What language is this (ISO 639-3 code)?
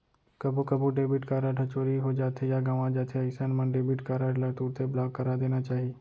hne